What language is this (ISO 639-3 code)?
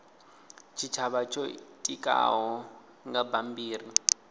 ven